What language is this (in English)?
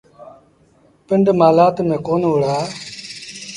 Sindhi Bhil